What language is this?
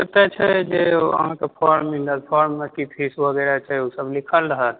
Maithili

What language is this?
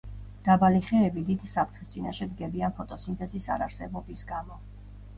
Georgian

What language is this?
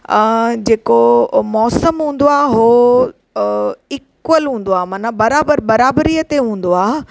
Sindhi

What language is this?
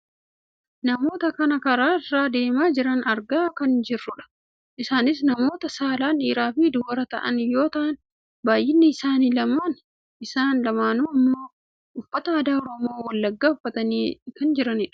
Oromo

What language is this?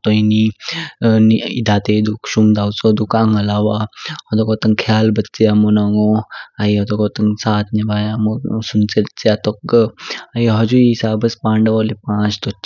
Kinnauri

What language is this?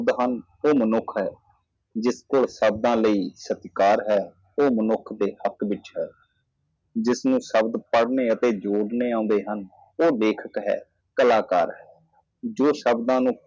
Punjabi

